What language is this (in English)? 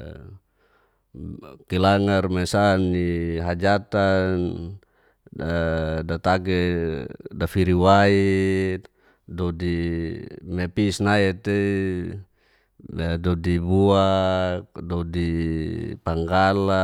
Geser-Gorom